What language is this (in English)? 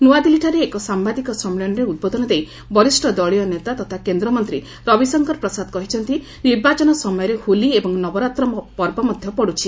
Odia